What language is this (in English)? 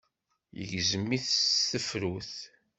Kabyle